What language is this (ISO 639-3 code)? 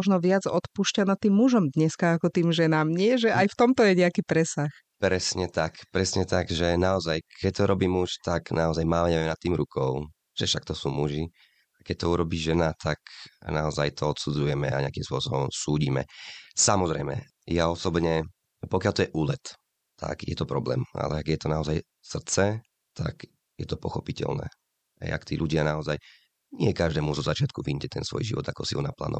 slk